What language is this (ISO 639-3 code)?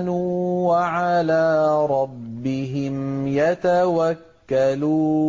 ara